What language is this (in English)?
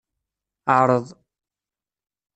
Kabyle